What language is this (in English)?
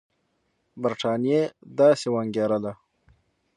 Pashto